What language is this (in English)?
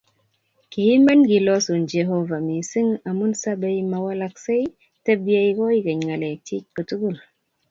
Kalenjin